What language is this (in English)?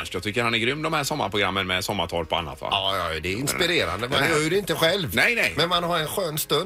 Swedish